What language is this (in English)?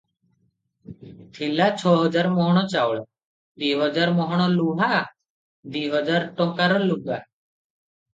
Odia